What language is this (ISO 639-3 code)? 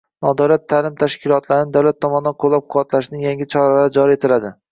uzb